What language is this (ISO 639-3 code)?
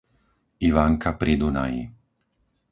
slk